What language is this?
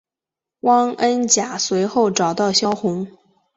Chinese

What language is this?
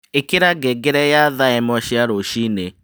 Kikuyu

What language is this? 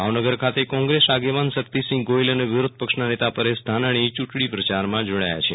Gujarati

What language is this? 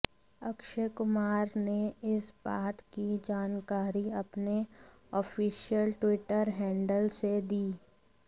Hindi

